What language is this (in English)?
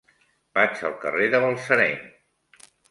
Catalan